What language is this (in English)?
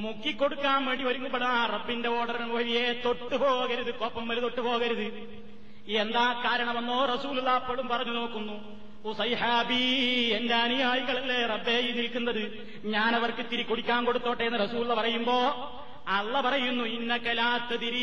Malayalam